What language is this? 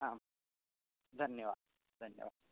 Sanskrit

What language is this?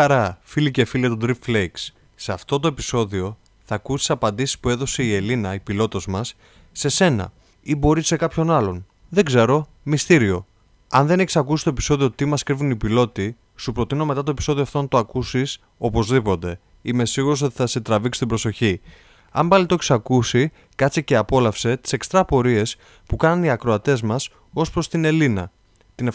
Greek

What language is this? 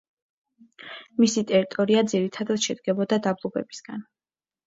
Georgian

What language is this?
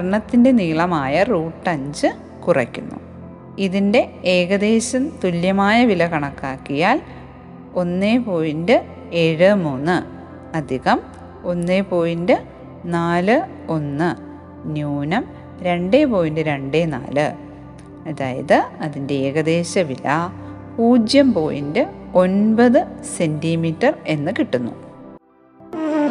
Malayalam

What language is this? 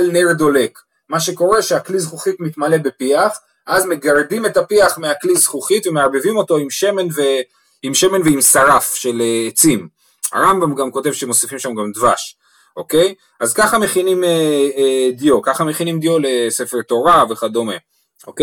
Hebrew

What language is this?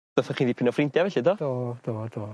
Welsh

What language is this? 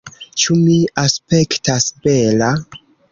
Esperanto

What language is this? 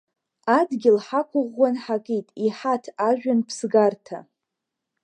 Abkhazian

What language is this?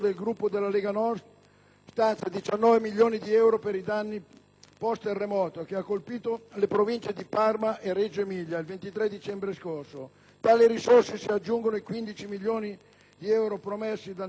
Italian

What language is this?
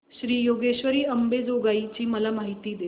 Marathi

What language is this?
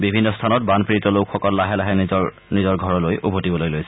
Assamese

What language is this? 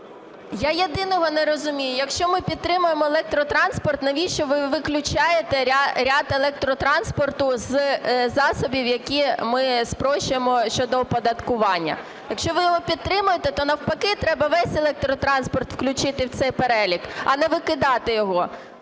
Ukrainian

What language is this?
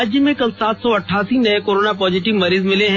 Hindi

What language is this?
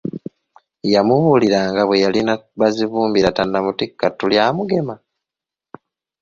Ganda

